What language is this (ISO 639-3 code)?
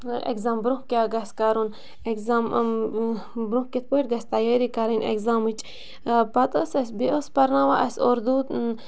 kas